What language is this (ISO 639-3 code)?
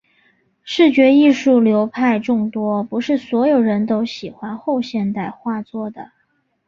zho